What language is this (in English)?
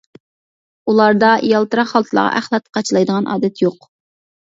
Uyghur